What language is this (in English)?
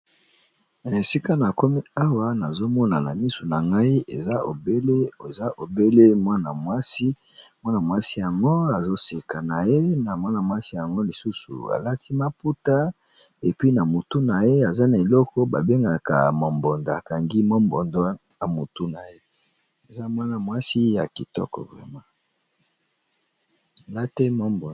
Lingala